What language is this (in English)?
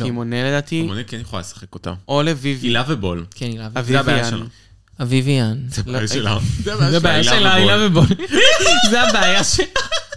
Hebrew